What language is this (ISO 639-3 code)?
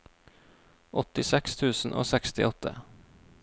nor